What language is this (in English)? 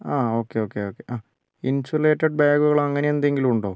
Malayalam